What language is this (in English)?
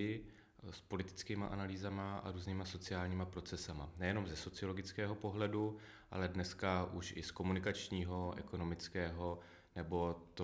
Czech